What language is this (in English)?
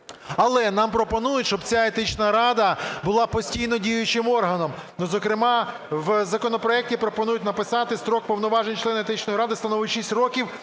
Ukrainian